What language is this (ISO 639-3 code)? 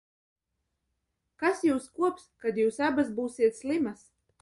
lav